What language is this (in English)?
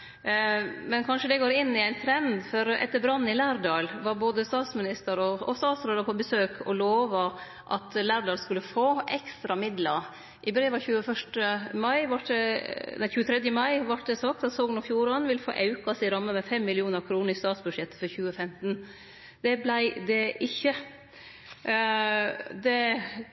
Norwegian Nynorsk